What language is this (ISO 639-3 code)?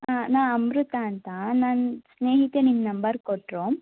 kan